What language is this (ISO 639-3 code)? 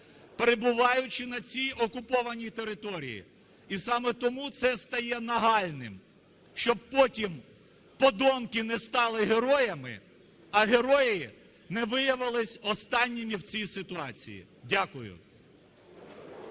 ukr